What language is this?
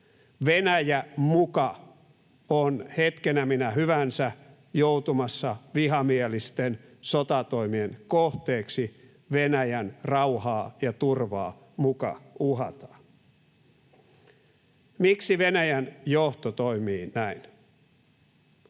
Finnish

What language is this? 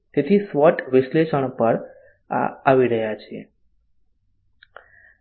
Gujarati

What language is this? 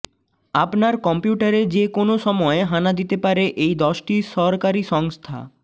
Bangla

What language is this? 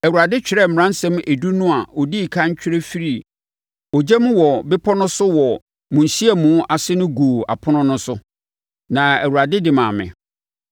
Akan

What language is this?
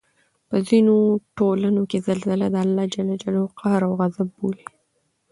Pashto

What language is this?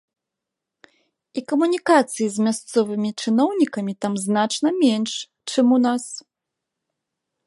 Belarusian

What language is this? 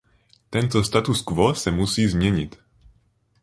Czech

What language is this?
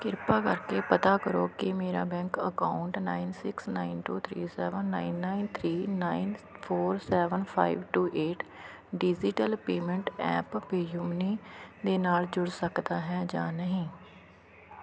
Punjabi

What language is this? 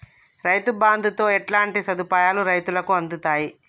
Telugu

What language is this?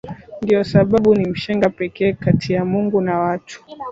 Swahili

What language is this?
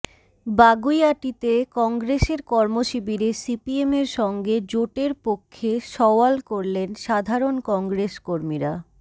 Bangla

